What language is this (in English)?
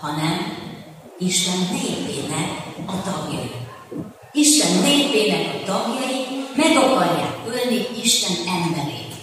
Hungarian